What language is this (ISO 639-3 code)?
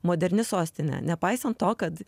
lit